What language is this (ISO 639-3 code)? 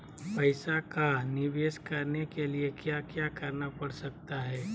mag